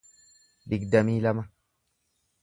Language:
Oromo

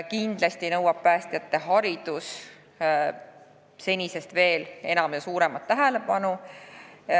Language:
Estonian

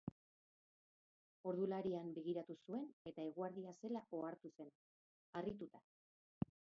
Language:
Basque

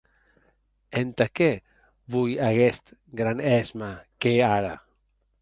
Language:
Occitan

